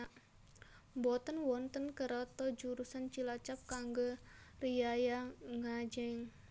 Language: Javanese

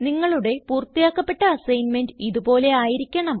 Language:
Malayalam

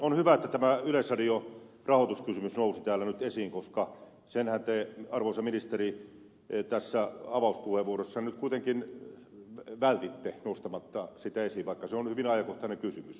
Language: Finnish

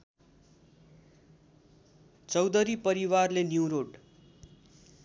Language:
Nepali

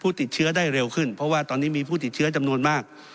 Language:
Thai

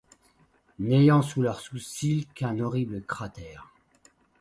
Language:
French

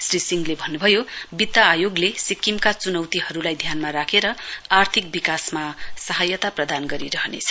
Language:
Nepali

